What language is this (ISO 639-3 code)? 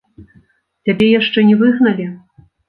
bel